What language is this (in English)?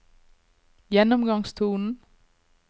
Norwegian